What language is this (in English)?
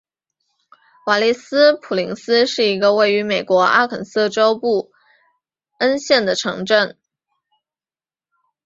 Chinese